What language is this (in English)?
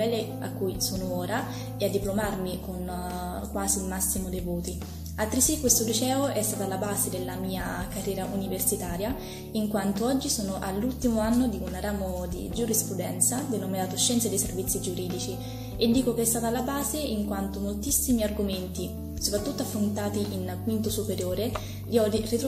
Italian